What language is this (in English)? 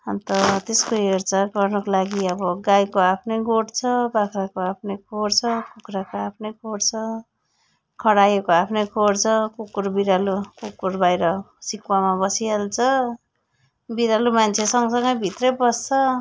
Nepali